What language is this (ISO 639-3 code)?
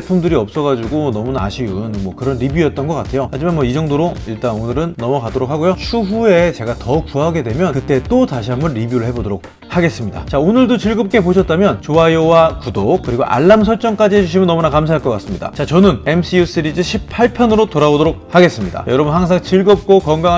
kor